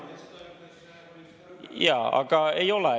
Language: Estonian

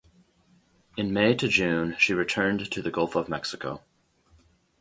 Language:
English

